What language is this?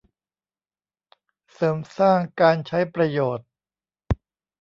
Thai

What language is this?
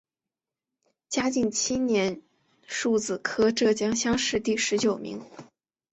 Chinese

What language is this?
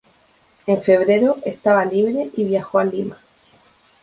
Spanish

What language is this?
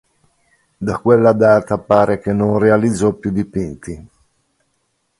Italian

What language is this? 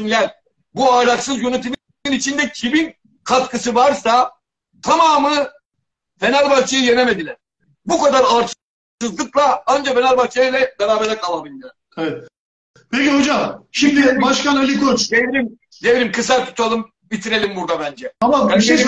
Turkish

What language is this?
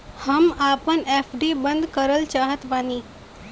Bhojpuri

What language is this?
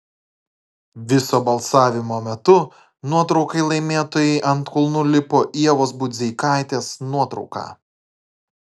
Lithuanian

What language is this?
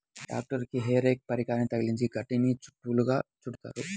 Telugu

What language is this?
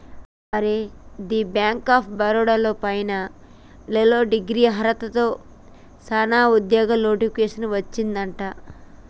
Telugu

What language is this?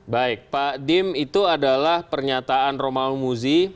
Indonesian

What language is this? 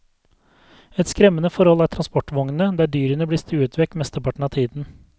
Norwegian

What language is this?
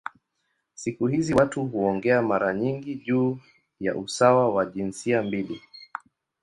Swahili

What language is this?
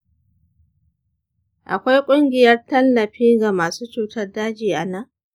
Hausa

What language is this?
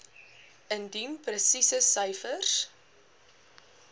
Afrikaans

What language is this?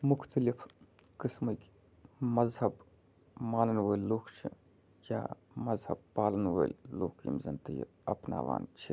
Kashmiri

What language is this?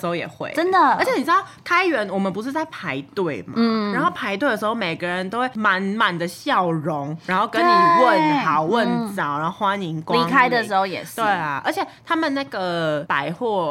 Chinese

